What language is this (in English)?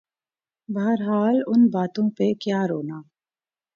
Urdu